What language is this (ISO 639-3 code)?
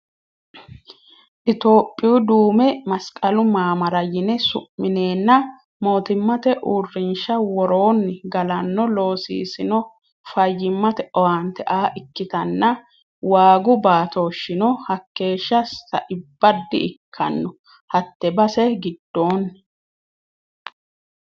sid